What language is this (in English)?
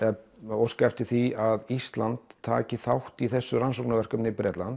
Icelandic